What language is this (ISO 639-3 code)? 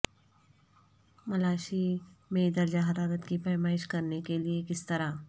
urd